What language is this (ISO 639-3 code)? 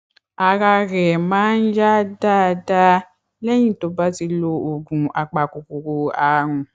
yor